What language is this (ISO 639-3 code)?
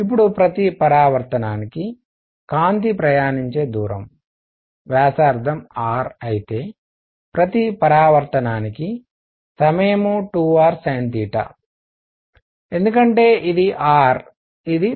tel